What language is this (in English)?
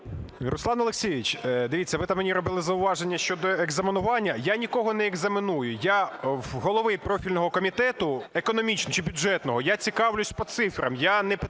Ukrainian